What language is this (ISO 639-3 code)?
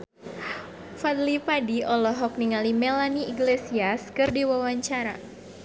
sun